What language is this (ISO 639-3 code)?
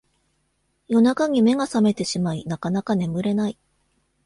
jpn